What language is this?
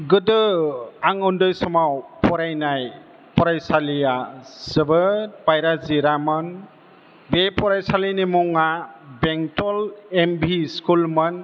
Bodo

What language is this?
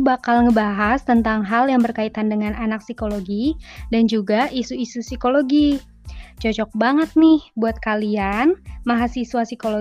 Indonesian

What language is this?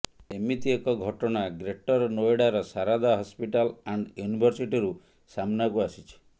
Odia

